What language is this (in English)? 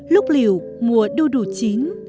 Vietnamese